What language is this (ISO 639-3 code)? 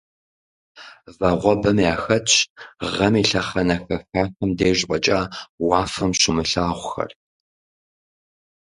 kbd